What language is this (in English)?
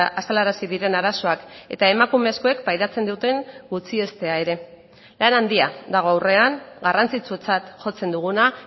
Basque